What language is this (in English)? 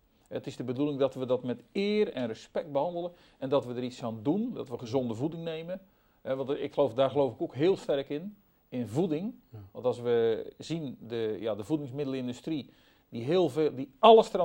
Dutch